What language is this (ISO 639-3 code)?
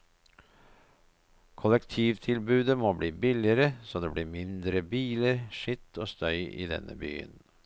nor